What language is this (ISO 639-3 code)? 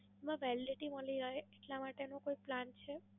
guj